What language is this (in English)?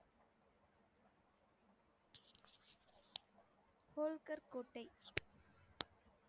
Tamil